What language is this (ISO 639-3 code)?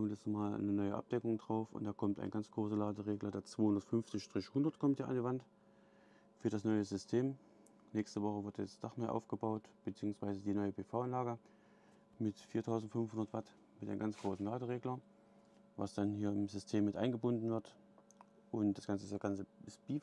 deu